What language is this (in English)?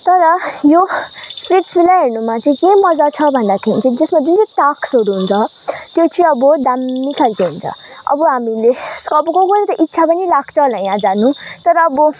Nepali